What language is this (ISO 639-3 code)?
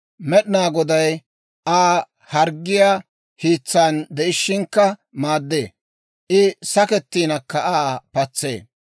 dwr